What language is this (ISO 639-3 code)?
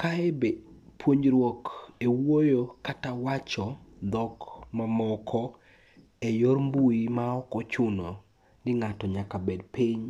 luo